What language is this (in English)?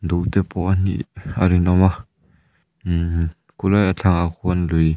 Mizo